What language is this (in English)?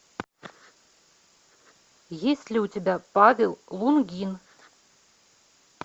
Russian